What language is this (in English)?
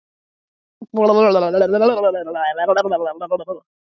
Icelandic